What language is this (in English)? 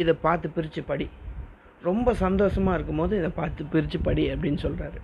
Tamil